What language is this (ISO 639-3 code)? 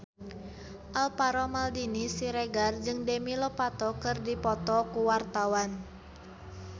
sun